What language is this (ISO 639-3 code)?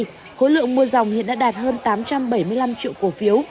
vie